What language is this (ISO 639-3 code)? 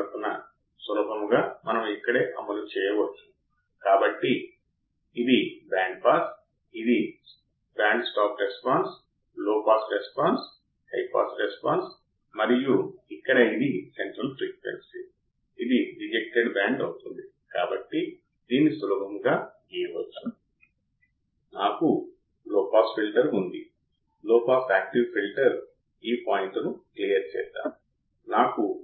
tel